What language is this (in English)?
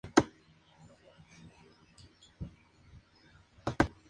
Spanish